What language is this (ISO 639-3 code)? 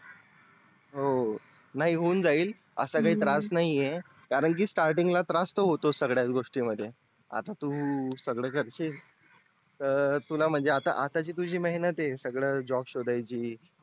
mar